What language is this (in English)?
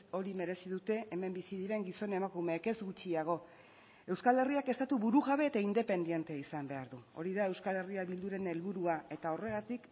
Basque